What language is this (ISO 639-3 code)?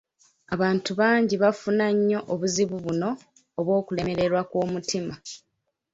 lug